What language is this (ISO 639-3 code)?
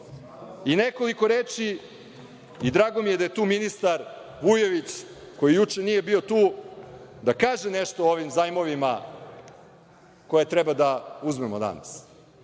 srp